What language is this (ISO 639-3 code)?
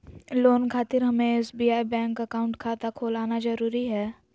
mag